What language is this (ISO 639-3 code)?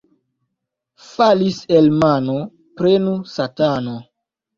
epo